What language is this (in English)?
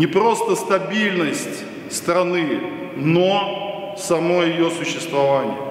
Russian